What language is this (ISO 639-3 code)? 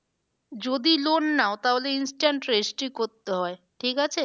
ben